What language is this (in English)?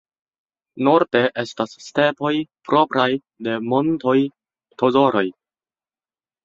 Esperanto